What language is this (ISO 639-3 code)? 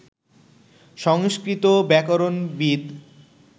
ben